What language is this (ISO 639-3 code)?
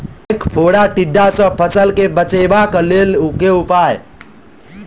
mai